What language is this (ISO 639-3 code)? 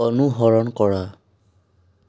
asm